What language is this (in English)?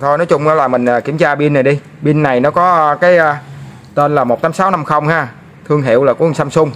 Vietnamese